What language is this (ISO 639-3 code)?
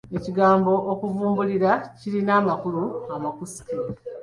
lug